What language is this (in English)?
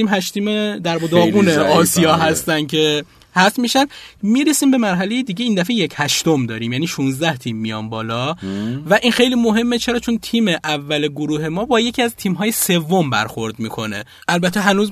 Persian